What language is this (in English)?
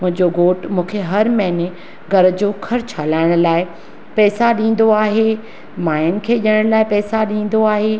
Sindhi